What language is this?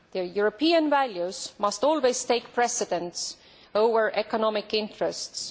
English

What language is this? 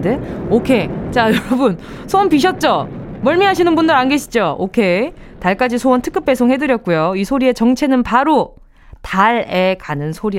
Korean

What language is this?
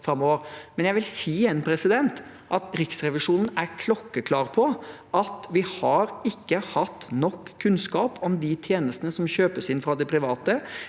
Norwegian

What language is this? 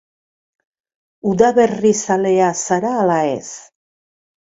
Basque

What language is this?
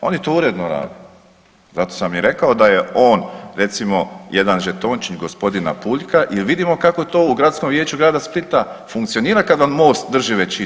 Croatian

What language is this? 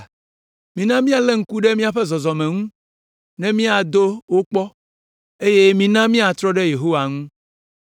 Ewe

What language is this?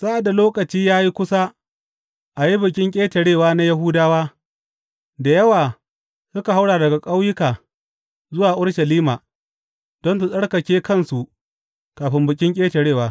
Hausa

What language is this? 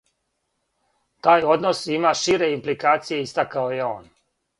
Serbian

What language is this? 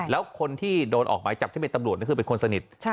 Thai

